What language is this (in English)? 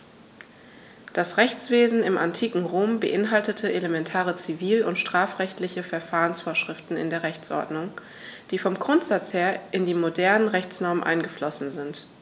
German